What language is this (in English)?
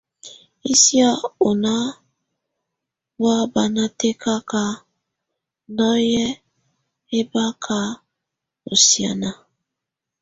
Tunen